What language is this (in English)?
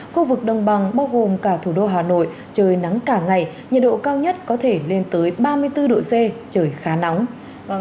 Vietnamese